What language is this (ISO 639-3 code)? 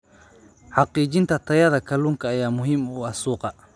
som